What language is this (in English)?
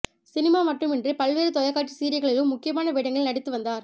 Tamil